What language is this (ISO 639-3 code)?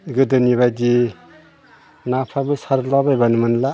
brx